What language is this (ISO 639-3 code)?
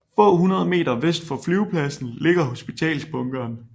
dan